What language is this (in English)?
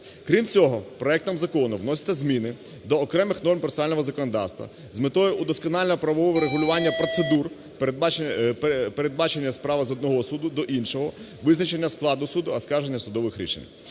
Ukrainian